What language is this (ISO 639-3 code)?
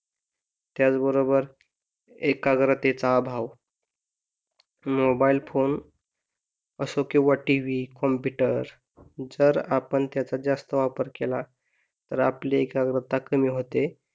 mar